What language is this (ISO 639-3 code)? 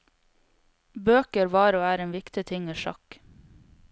nor